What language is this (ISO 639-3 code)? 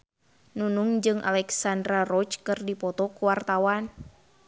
sun